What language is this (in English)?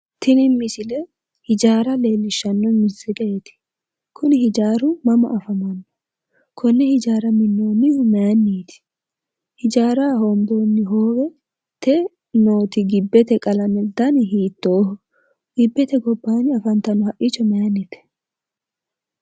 Sidamo